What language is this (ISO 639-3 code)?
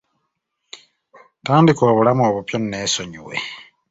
lug